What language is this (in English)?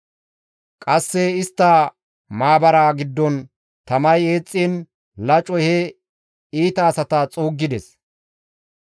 Gamo